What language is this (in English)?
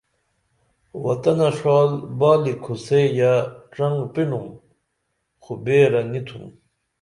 Dameli